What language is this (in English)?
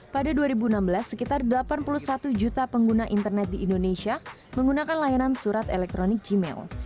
Indonesian